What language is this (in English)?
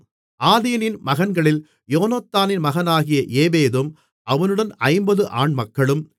Tamil